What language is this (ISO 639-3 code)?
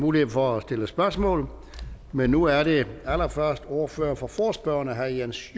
dan